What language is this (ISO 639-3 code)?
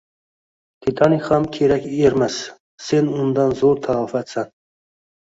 uzb